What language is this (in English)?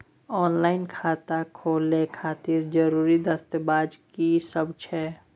Maithili